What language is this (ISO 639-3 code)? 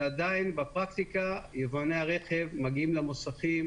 heb